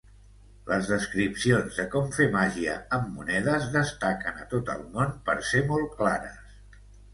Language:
Catalan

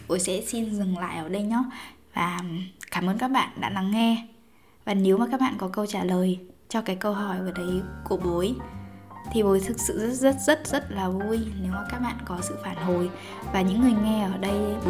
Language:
Vietnamese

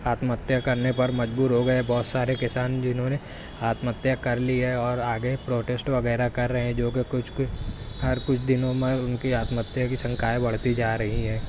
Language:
Urdu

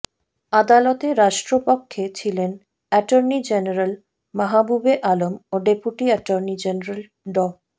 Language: Bangla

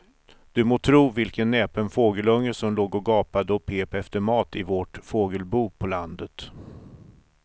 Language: Swedish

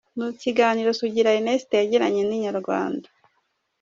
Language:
Kinyarwanda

